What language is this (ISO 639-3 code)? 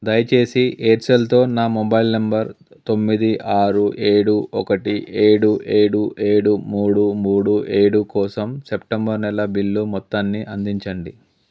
tel